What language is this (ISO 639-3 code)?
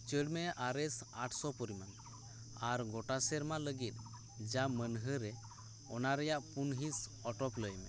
sat